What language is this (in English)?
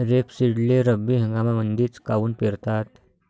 Marathi